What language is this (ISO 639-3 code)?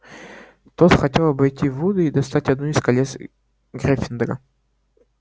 rus